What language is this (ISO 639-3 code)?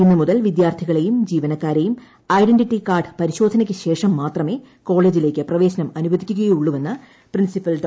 mal